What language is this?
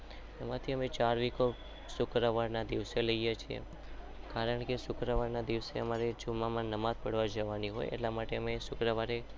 Gujarati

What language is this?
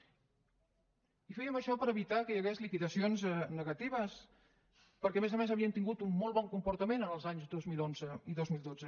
Catalan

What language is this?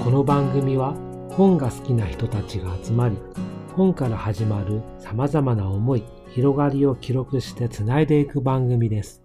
Japanese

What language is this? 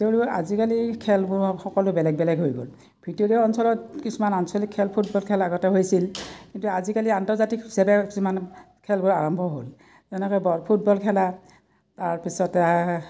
Assamese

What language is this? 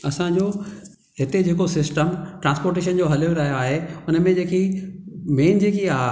Sindhi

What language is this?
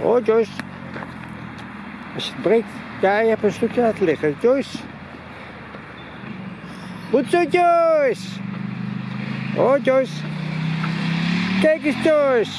Dutch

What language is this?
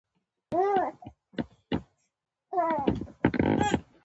Pashto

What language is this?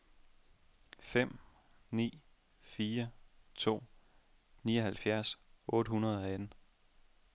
Danish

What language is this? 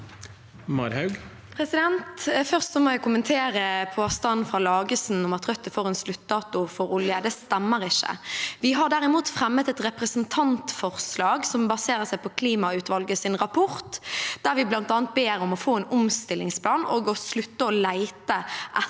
Norwegian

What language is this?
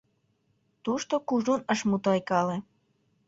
Mari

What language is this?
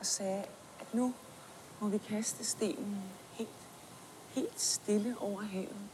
Swedish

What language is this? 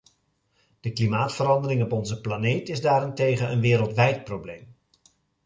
Dutch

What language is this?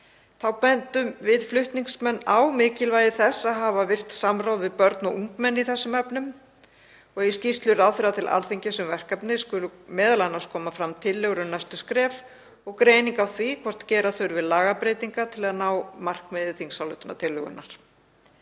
Icelandic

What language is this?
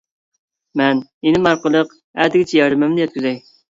Uyghur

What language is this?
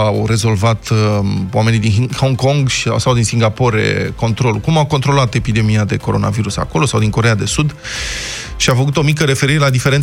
Romanian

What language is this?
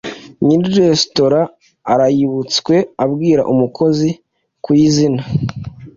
Kinyarwanda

